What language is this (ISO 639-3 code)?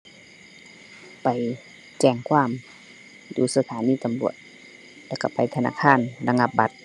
tha